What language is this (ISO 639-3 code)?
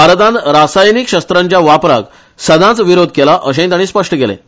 kok